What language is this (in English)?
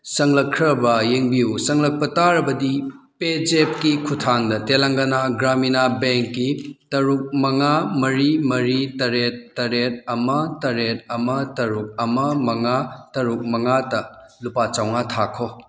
Manipuri